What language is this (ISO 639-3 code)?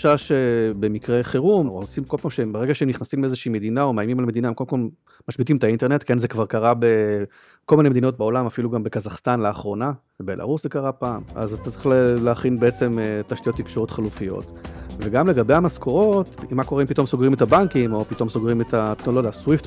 heb